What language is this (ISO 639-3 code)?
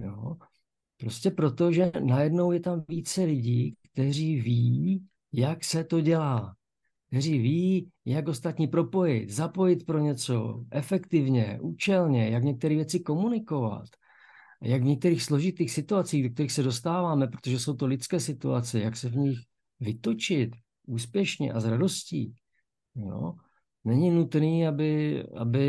ces